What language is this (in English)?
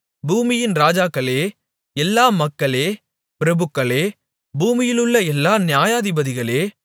Tamil